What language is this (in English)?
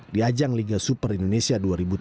Indonesian